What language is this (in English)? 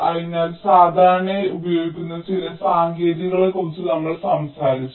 Malayalam